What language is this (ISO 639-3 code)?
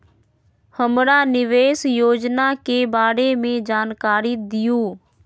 mag